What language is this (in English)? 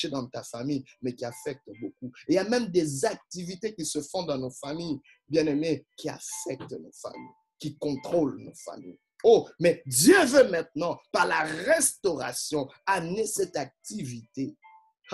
French